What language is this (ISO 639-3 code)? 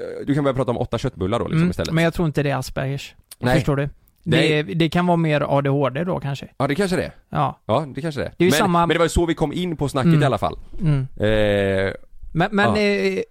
swe